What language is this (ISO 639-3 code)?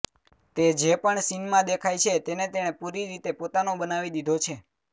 guj